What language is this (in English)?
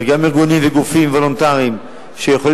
Hebrew